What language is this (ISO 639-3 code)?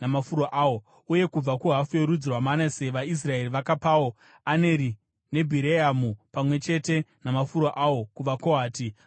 sna